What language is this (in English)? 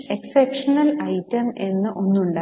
Malayalam